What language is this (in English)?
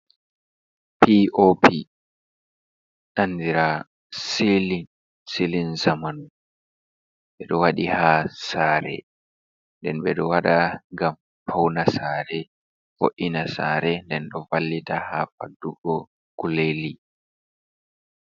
Fula